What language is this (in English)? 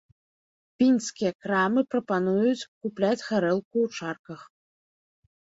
Belarusian